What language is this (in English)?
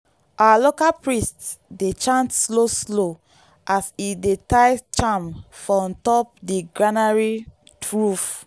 Nigerian Pidgin